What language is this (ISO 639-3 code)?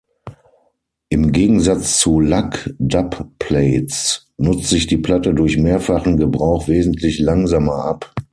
deu